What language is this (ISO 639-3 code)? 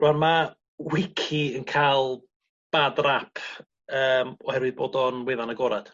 cym